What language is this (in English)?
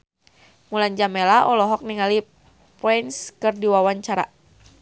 Sundanese